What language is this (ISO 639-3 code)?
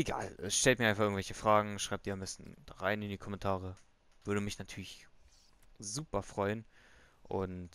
deu